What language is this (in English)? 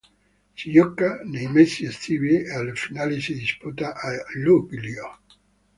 Italian